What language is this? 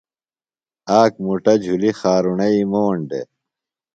Phalura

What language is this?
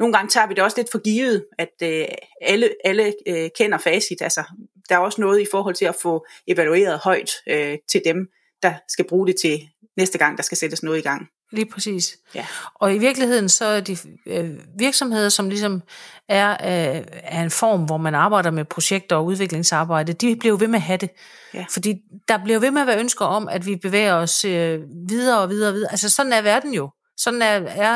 Danish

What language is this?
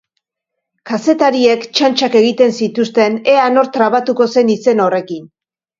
Basque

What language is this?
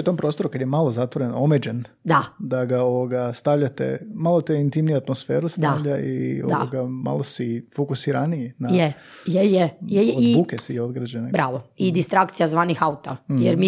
Croatian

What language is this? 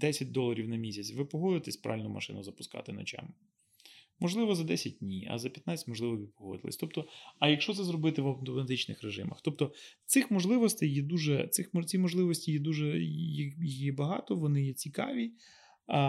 Ukrainian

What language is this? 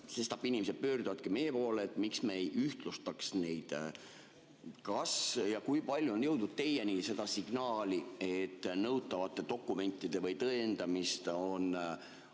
Estonian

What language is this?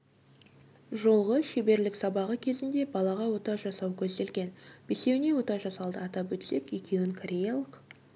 Kazakh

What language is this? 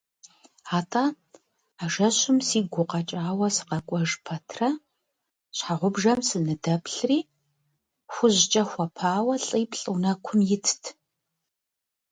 Kabardian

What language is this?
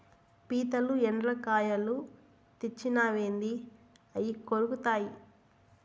Telugu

